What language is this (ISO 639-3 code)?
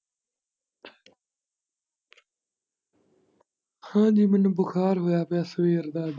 pan